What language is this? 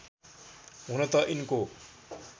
Nepali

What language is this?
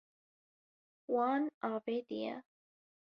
Kurdish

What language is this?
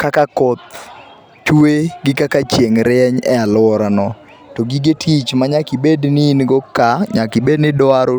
Luo (Kenya and Tanzania)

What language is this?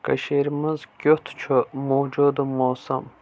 Kashmiri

